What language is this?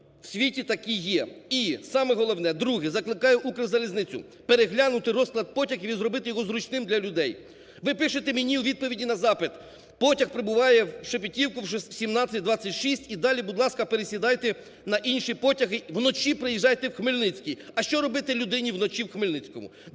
Ukrainian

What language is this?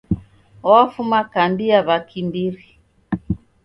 Taita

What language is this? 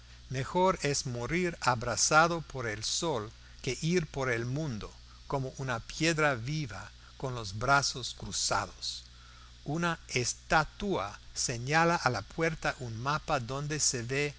Spanish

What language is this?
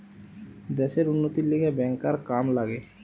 Bangla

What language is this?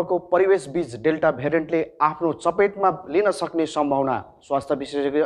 Hindi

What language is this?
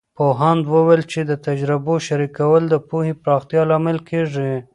Pashto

